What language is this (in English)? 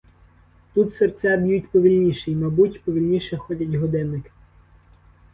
Ukrainian